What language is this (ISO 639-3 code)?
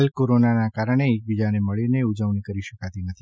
guj